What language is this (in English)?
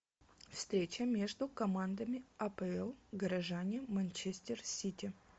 Russian